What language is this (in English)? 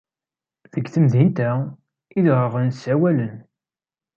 Kabyle